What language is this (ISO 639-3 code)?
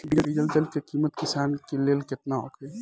bho